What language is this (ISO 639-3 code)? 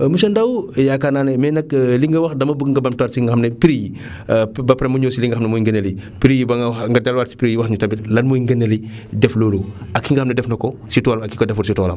wol